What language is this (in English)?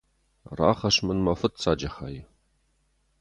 Ossetic